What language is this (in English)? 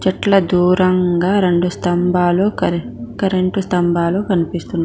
Telugu